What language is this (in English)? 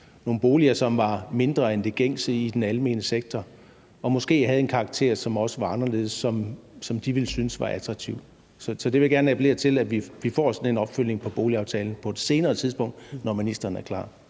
Danish